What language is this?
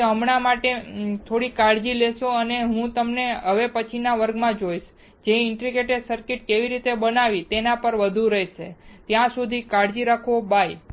Gujarati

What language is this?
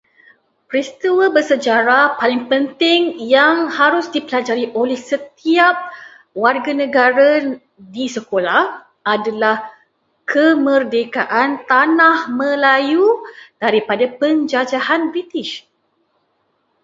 Malay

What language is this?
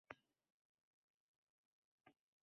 Uzbek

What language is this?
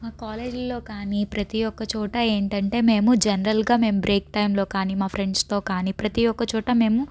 Telugu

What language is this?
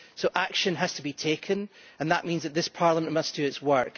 English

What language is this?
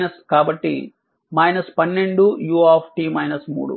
Telugu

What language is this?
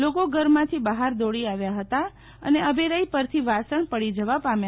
Gujarati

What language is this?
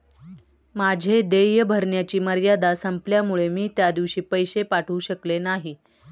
Marathi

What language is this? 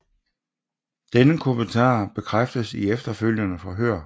Danish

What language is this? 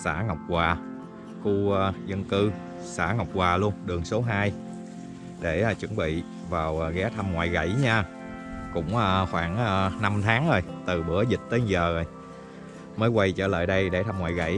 Vietnamese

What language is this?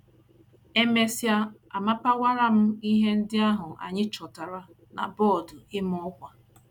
Igbo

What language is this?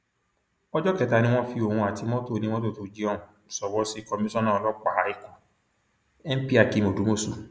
Yoruba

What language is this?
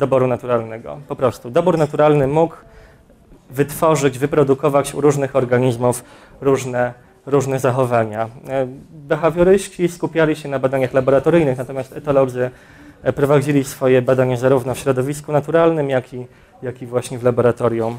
Polish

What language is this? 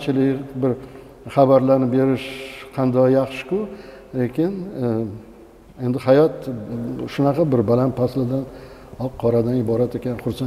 Turkish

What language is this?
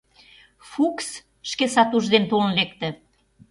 Mari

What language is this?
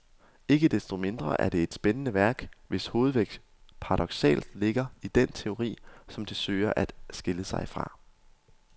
Danish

